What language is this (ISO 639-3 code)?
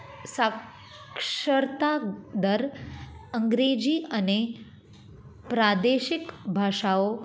guj